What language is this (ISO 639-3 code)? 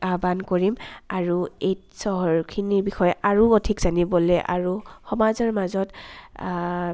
asm